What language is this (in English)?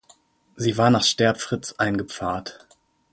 German